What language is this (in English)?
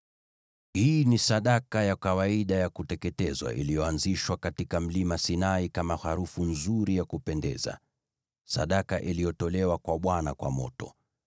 Swahili